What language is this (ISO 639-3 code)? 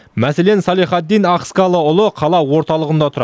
kaz